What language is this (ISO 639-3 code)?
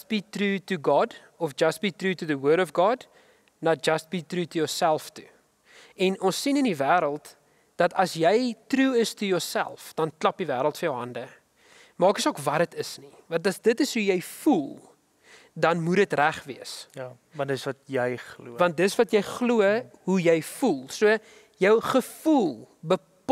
nld